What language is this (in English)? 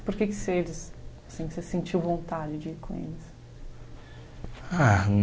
Portuguese